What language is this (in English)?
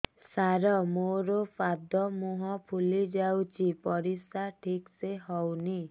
Odia